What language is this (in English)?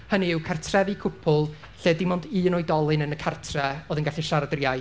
Welsh